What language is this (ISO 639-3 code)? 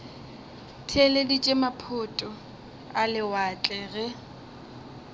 nso